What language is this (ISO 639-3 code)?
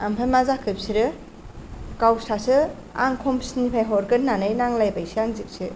brx